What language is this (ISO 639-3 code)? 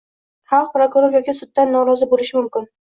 uzb